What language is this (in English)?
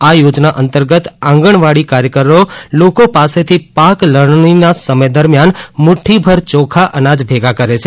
Gujarati